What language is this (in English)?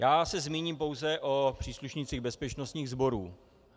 Czech